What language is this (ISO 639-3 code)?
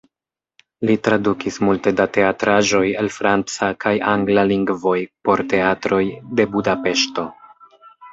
epo